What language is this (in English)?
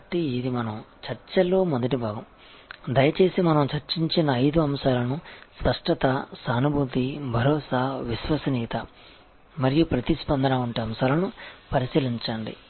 Telugu